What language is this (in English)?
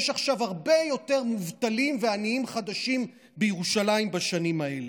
Hebrew